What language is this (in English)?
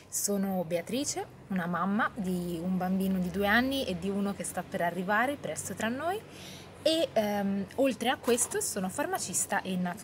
Italian